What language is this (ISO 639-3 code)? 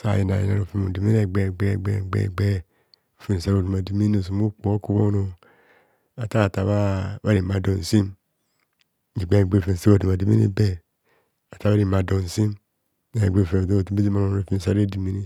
bcs